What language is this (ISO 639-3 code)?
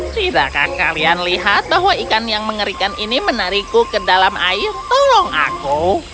ind